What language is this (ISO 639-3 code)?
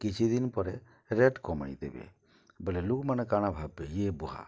ori